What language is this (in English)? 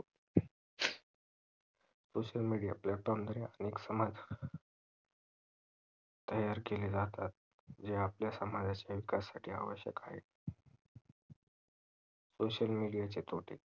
Marathi